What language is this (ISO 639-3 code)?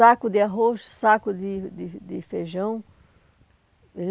por